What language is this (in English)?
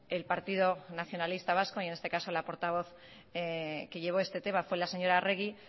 Spanish